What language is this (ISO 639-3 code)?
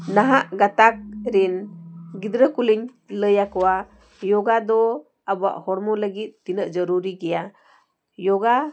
sat